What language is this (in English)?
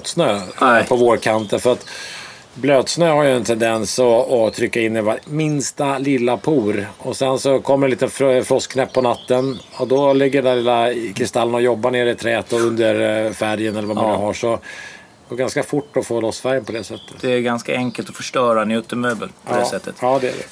Swedish